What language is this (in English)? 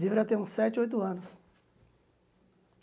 Portuguese